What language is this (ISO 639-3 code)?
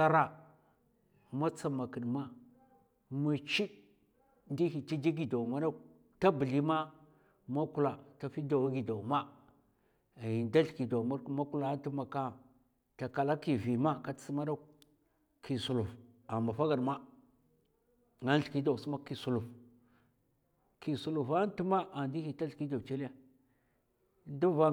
maf